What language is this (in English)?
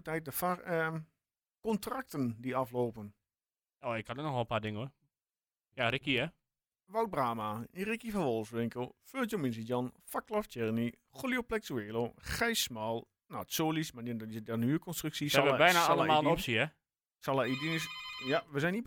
Dutch